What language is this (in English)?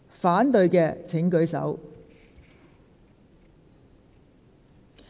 Cantonese